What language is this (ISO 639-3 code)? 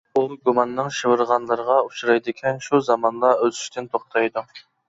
uig